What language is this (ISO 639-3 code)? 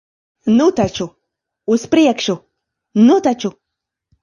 lav